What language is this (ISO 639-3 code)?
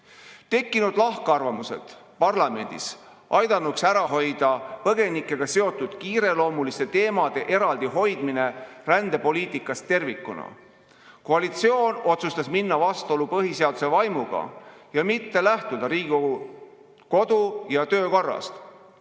est